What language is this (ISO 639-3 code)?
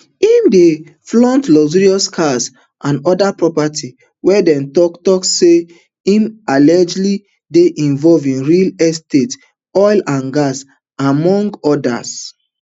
pcm